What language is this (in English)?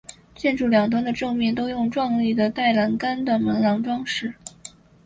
Chinese